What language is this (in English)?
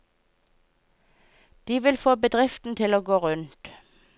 Norwegian